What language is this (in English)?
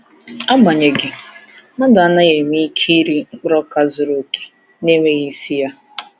Igbo